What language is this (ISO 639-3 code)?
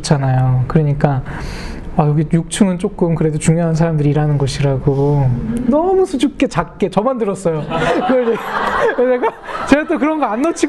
kor